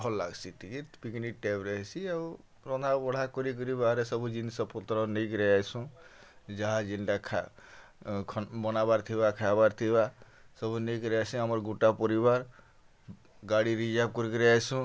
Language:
Odia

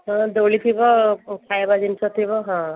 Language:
Odia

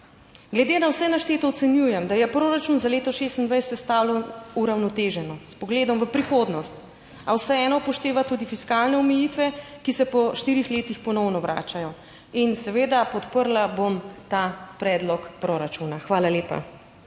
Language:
Slovenian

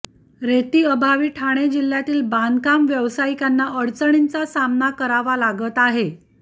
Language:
Marathi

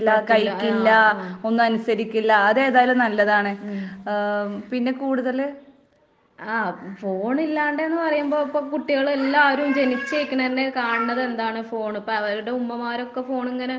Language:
Malayalam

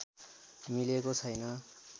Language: Nepali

